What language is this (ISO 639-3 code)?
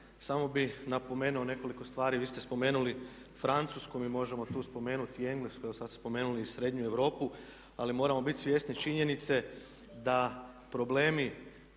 hrv